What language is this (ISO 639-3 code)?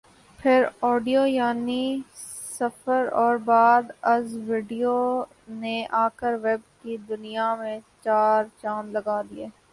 urd